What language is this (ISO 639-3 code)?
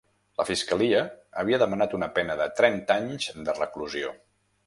cat